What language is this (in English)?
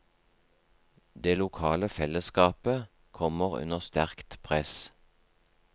Norwegian